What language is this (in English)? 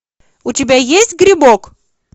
Russian